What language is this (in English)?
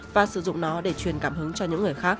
Vietnamese